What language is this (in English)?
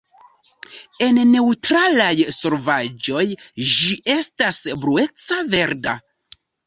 Esperanto